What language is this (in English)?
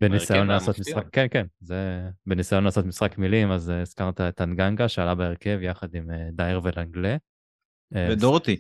Hebrew